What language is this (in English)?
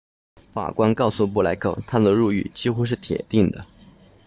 Chinese